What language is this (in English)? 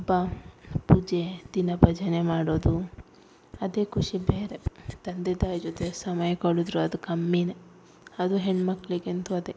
Kannada